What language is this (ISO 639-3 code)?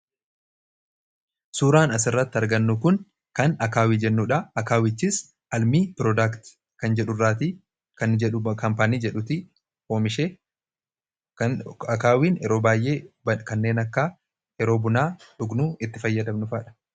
orm